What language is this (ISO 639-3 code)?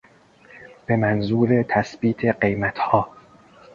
fas